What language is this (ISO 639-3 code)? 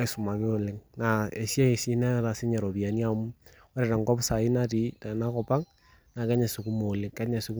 mas